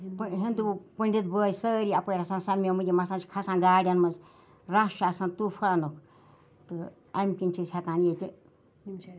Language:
Kashmiri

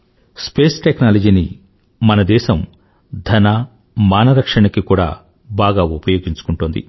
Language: Telugu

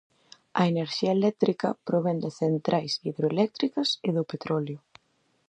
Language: Galician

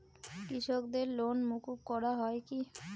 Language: Bangla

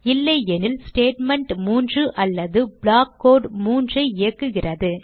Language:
Tamil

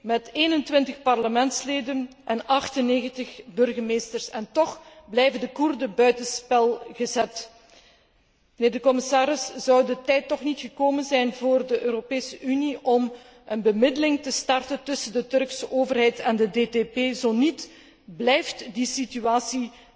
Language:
Dutch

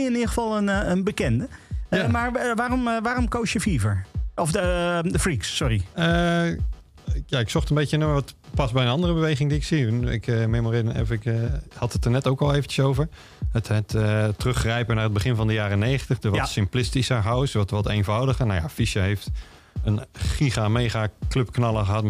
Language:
Dutch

